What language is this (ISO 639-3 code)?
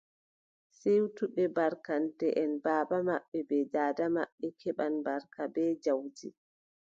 fub